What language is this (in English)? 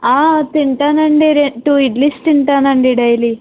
Telugu